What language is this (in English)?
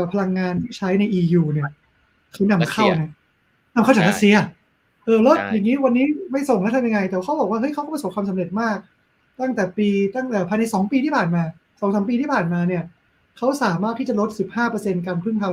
Thai